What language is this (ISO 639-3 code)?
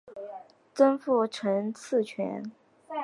zho